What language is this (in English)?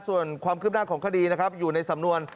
Thai